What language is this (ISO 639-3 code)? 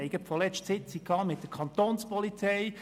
gsw